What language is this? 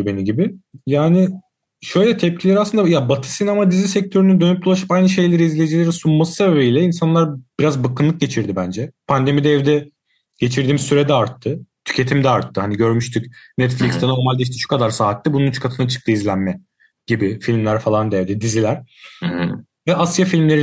Turkish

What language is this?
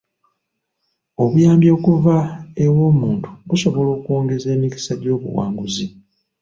Ganda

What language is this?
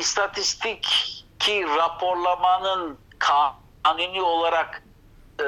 Turkish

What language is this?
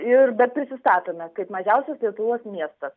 Lithuanian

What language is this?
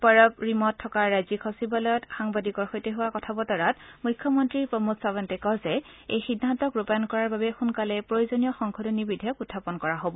Assamese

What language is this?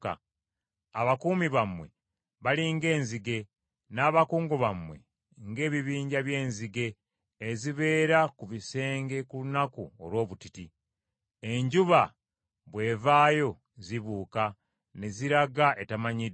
Ganda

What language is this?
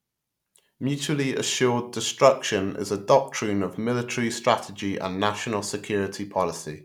English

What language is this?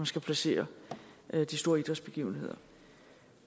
Danish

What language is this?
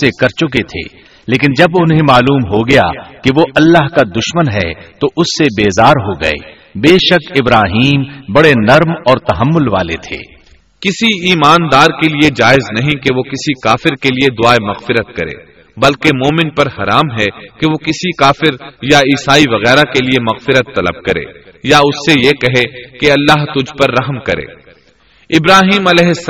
Urdu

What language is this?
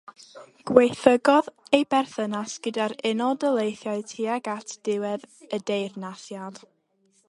Welsh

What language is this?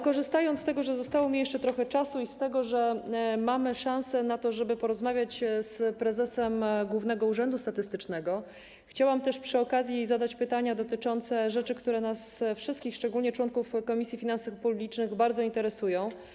Polish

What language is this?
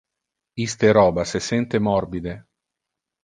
Interlingua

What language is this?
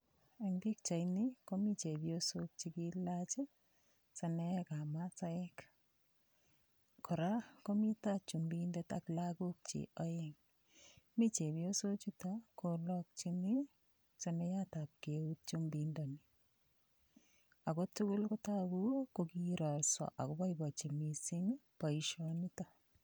Kalenjin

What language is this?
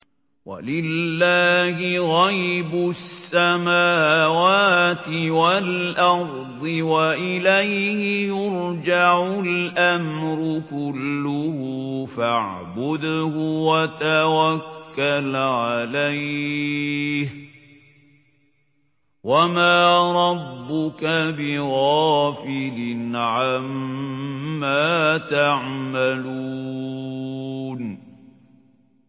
Arabic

